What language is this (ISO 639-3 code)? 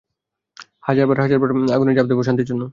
ben